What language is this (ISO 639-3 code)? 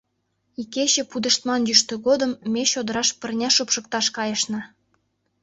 chm